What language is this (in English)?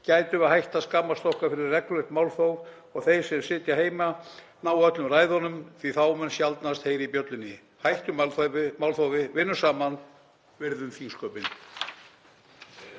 Icelandic